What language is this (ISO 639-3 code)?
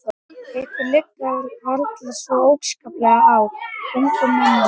isl